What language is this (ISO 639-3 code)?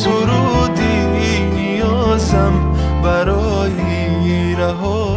fas